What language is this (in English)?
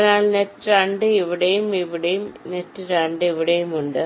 Malayalam